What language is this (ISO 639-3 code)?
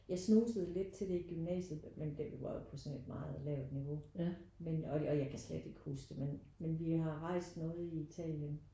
dan